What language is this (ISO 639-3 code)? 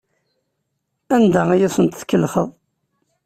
kab